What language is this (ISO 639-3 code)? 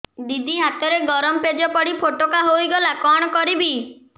ori